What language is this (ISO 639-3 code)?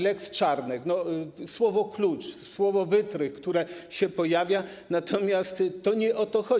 pol